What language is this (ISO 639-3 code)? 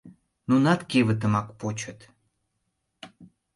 chm